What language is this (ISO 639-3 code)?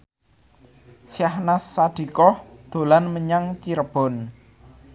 jav